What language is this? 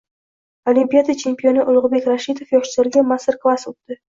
Uzbek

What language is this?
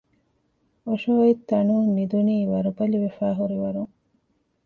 Divehi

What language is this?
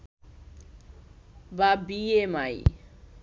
Bangla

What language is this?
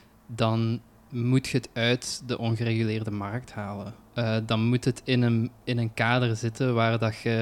Dutch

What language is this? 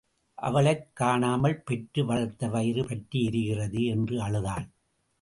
Tamil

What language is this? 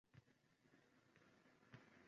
Uzbek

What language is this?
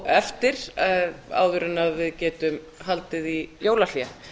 Icelandic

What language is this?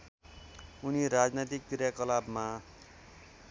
Nepali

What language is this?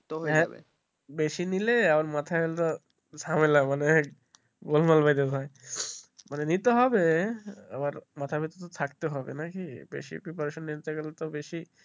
Bangla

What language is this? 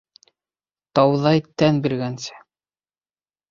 Bashkir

